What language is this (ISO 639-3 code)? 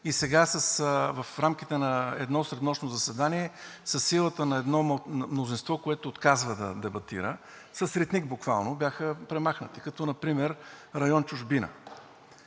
bul